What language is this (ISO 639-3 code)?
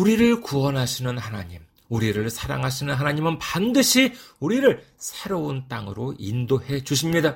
kor